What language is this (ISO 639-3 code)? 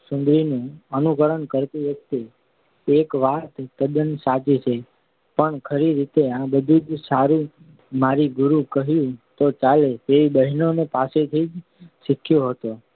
guj